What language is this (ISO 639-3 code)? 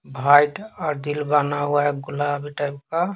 hin